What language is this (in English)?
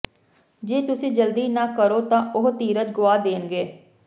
Punjabi